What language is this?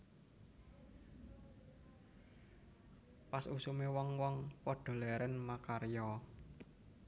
Javanese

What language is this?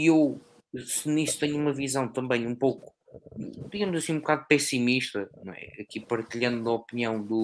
Portuguese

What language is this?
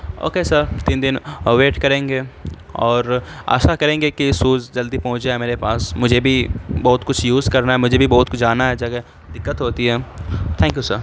Urdu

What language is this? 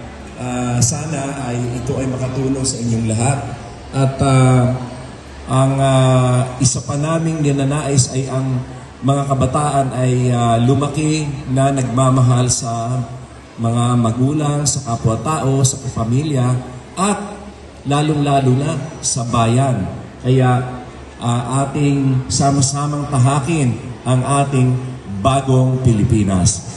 Filipino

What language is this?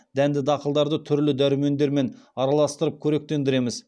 Kazakh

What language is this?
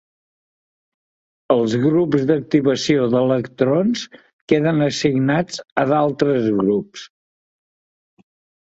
Catalan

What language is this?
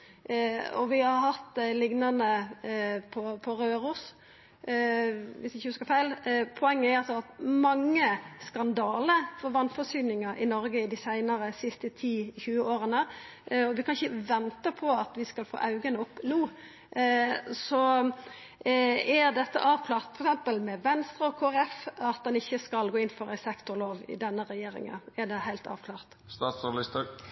Norwegian Nynorsk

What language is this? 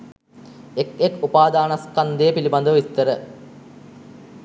Sinhala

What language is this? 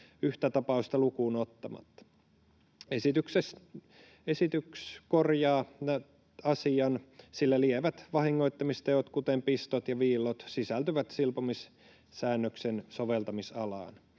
Finnish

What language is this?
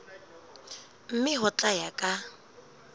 Southern Sotho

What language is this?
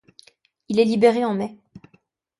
French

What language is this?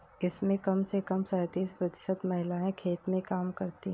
Hindi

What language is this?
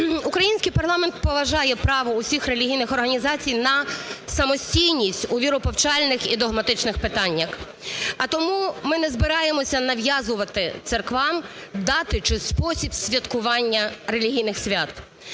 Ukrainian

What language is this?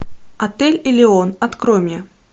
Russian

